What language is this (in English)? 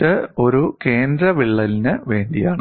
Malayalam